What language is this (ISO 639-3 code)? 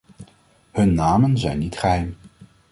nld